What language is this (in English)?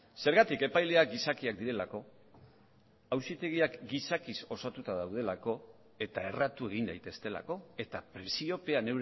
Basque